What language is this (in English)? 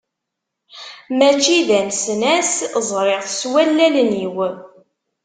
Kabyle